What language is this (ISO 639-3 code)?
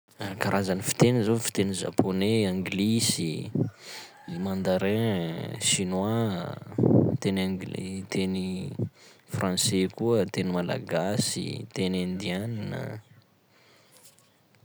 skg